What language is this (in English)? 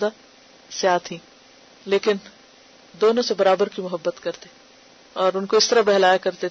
Urdu